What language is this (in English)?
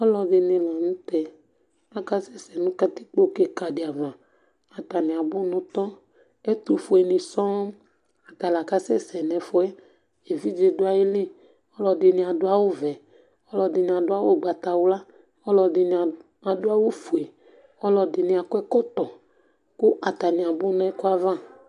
Ikposo